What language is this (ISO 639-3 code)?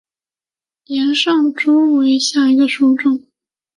zho